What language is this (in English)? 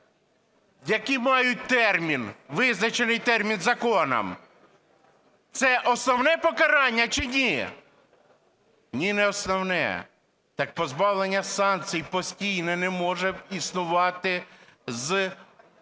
Ukrainian